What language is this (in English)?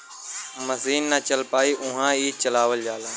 Bhojpuri